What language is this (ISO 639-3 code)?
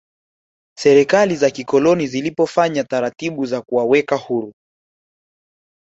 swa